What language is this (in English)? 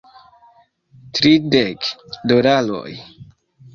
Esperanto